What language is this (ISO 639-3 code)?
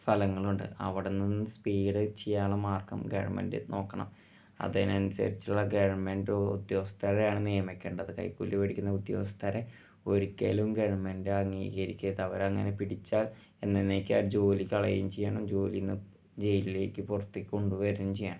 mal